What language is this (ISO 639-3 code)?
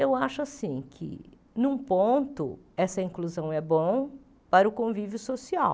por